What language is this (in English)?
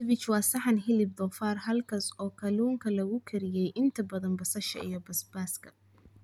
Somali